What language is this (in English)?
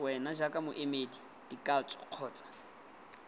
Tswana